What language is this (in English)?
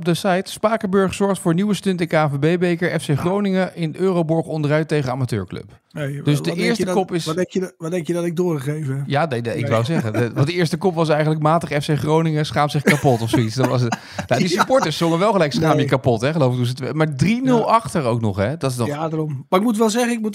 Dutch